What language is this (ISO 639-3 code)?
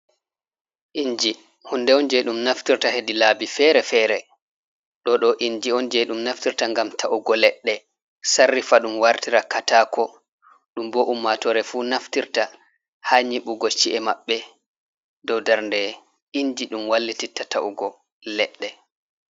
ful